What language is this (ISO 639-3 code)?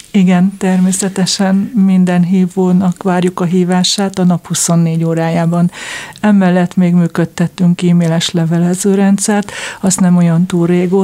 hun